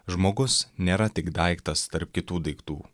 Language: Lithuanian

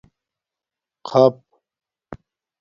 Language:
Domaaki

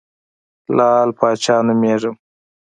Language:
Pashto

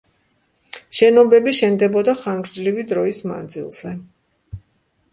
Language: Georgian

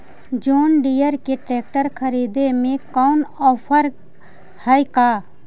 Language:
Magahi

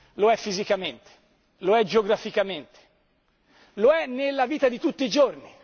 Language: Italian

